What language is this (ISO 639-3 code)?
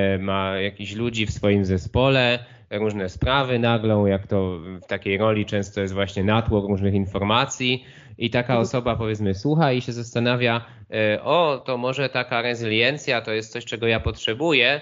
pol